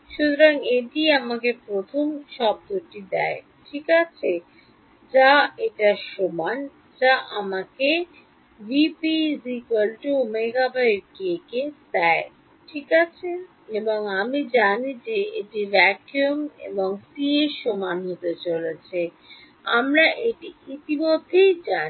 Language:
Bangla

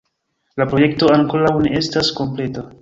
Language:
Esperanto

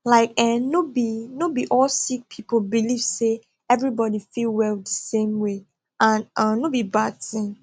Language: Nigerian Pidgin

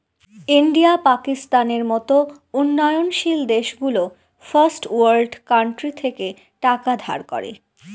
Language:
Bangla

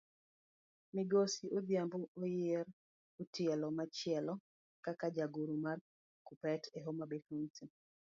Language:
Luo (Kenya and Tanzania)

